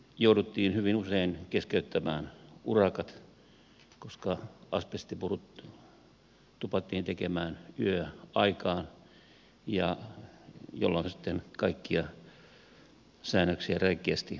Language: Finnish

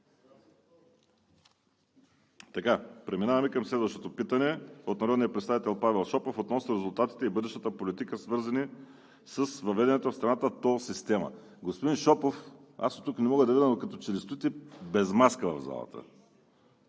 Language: Bulgarian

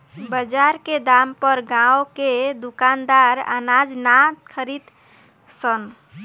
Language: Bhojpuri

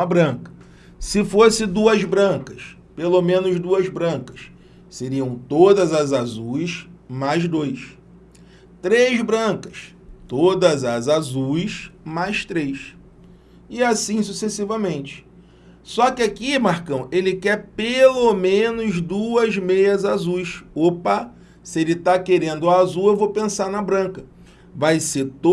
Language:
Portuguese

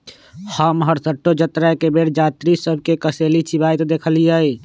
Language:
Magahi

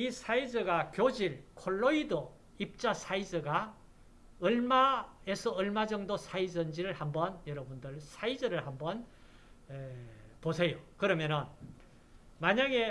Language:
Korean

